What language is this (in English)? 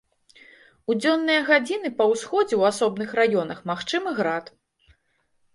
Belarusian